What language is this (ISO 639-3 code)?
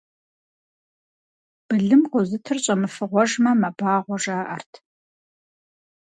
kbd